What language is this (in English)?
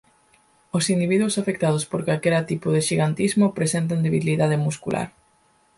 Galician